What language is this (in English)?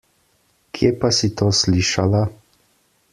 Slovenian